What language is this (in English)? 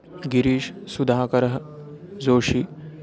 Sanskrit